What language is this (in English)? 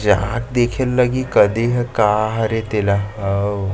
Chhattisgarhi